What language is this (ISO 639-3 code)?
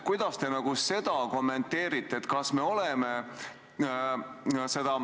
est